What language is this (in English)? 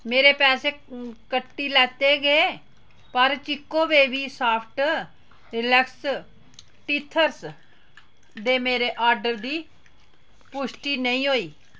Dogri